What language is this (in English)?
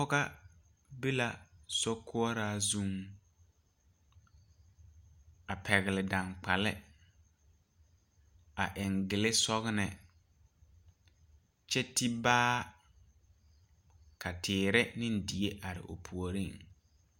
Southern Dagaare